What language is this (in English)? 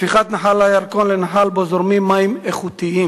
Hebrew